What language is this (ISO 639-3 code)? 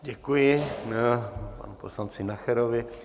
ces